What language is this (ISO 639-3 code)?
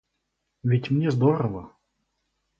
rus